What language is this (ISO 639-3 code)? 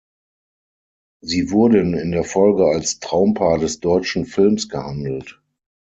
deu